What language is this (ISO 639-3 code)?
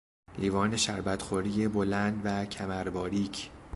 fas